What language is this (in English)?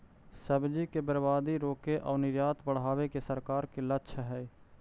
Magahi